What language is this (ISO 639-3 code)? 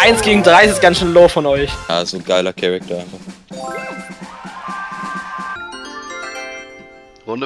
deu